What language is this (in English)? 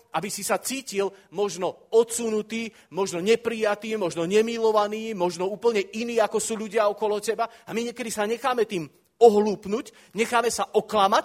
Slovak